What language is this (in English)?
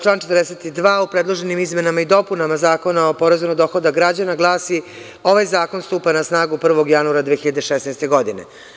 Serbian